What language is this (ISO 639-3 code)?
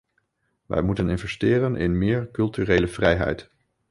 nld